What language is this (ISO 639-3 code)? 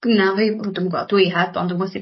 cym